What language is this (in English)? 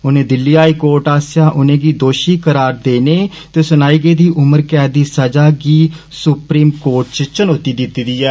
Dogri